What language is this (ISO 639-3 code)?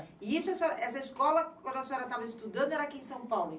por